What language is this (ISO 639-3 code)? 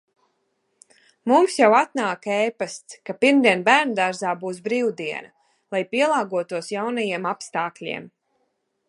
lav